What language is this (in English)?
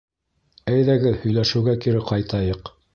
Bashkir